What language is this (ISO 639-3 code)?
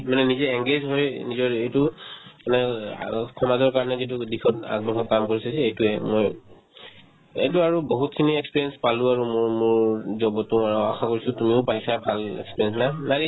asm